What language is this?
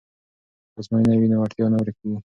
Pashto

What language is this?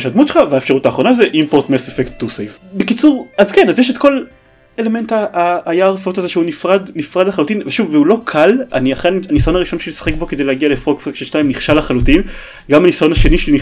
Hebrew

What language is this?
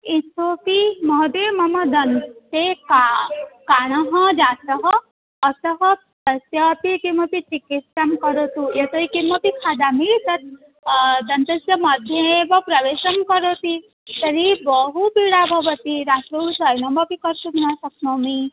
Sanskrit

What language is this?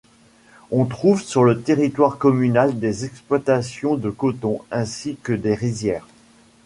French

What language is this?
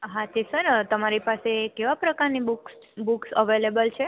Gujarati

